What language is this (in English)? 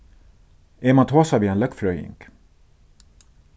Faroese